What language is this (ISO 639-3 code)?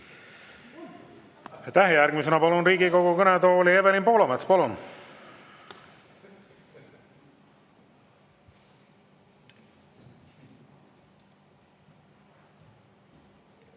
est